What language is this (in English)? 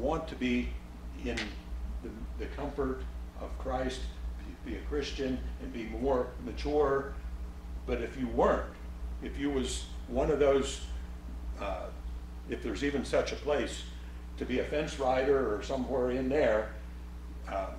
English